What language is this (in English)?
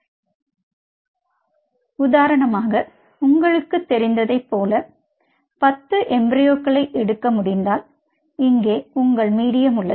Tamil